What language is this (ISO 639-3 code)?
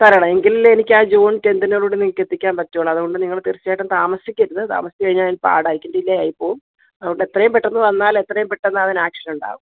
mal